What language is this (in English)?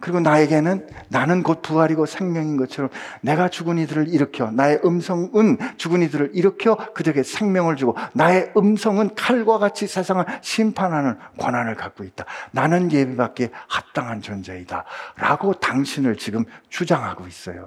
Korean